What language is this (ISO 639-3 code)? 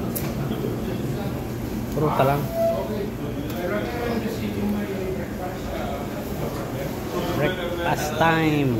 fil